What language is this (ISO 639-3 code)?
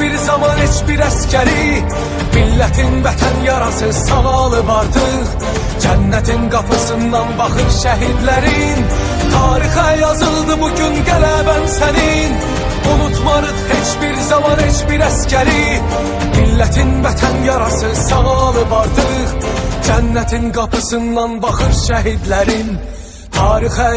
tur